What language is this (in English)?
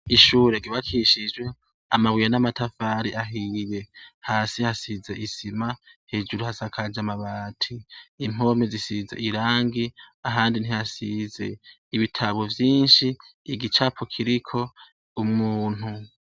Rundi